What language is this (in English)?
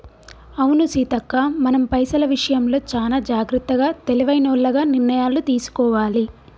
Telugu